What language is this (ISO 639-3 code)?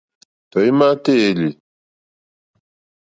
bri